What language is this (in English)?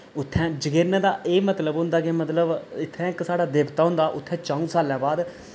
Dogri